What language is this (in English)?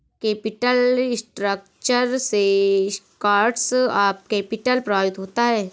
Hindi